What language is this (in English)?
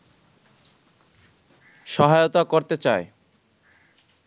Bangla